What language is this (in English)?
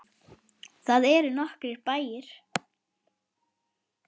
Icelandic